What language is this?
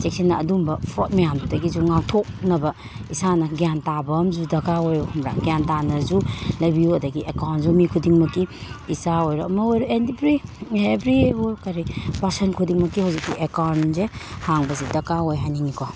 Manipuri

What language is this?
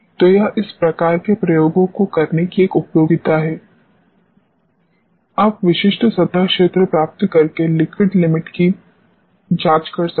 Hindi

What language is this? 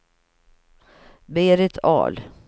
Swedish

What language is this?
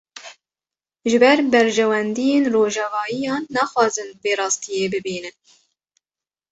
Kurdish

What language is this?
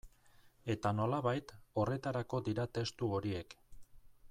Basque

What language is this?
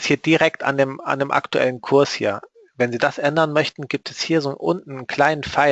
German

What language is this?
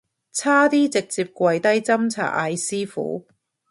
Cantonese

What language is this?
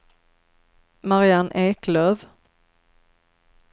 Swedish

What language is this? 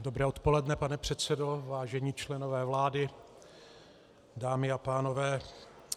Czech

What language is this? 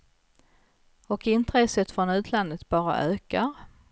Swedish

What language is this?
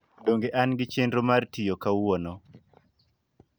Luo (Kenya and Tanzania)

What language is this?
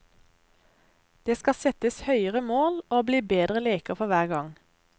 Norwegian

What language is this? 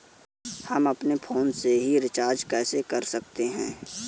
Hindi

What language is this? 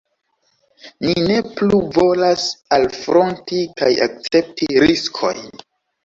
Esperanto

